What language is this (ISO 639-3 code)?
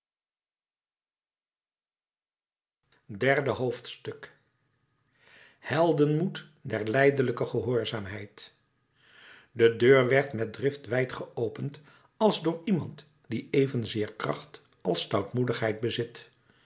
nld